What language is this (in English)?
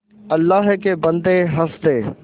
Hindi